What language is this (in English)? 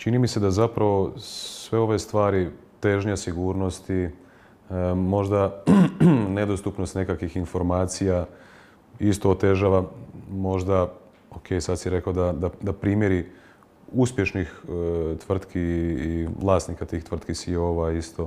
Croatian